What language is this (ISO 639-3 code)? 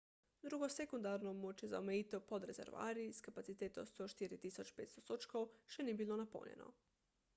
slv